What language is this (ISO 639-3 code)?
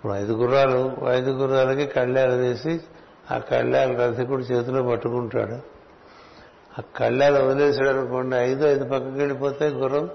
tel